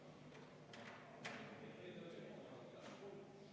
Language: Estonian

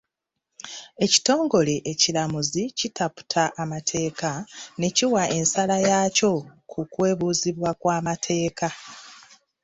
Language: Ganda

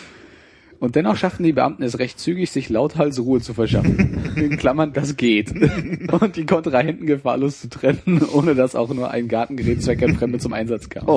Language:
German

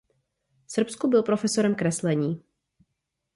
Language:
Czech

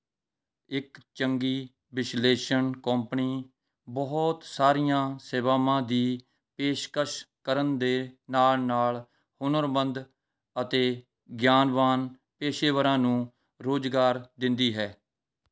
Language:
Punjabi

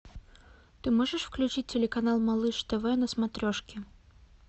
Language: Russian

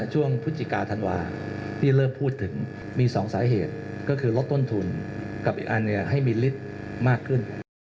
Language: Thai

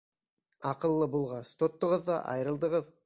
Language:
Bashkir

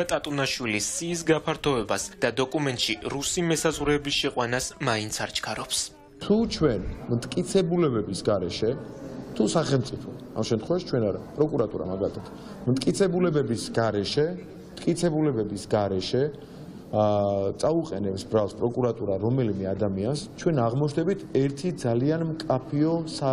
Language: Romanian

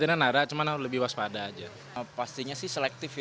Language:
Indonesian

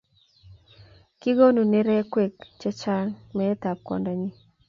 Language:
Kalenjin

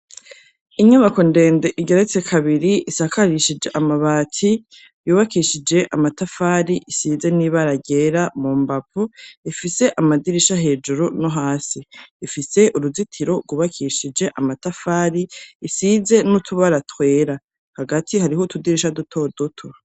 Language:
Rundi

